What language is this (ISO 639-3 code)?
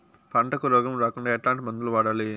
tel